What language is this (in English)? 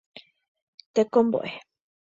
Guarani